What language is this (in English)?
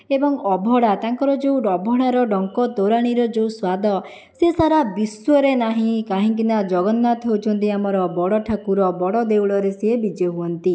Odia